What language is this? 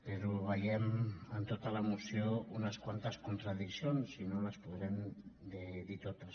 Catalan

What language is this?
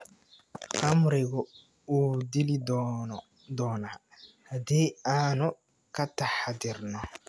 Somali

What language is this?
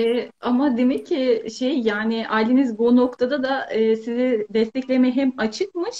Turkish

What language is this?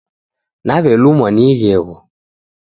Taita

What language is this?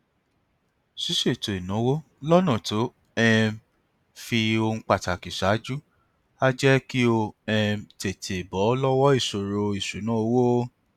Yoruba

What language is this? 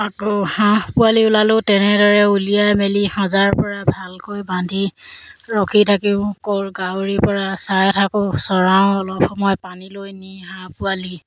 Assamese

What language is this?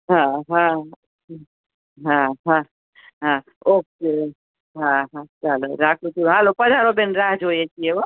Gujarati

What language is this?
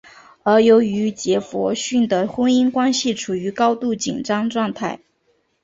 Chinese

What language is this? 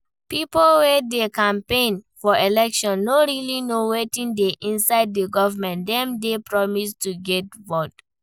Nigerian Pidgin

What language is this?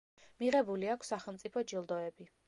Georgian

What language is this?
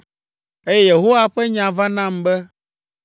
Ewe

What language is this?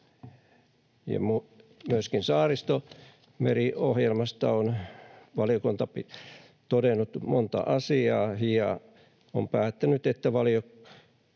Finnish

